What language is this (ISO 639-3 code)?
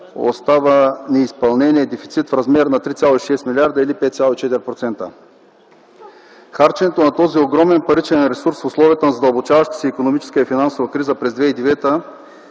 bul